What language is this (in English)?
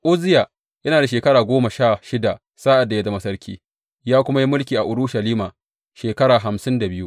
Hausa